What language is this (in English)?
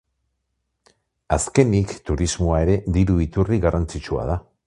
Basque